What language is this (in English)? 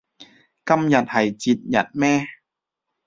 Cantonese